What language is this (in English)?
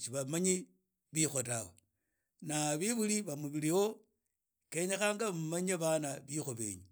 Idakho-Isukha-Tiriki